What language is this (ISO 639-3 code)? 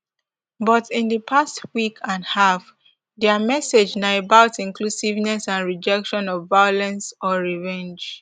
pcm